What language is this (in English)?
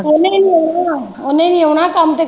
Punjabi